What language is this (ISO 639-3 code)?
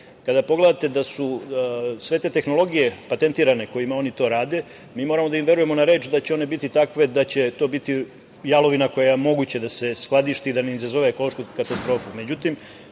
srp